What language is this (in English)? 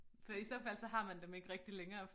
Danish